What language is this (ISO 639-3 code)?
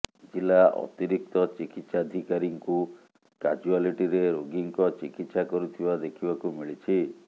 ori